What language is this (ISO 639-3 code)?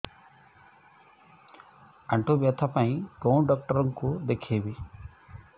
ori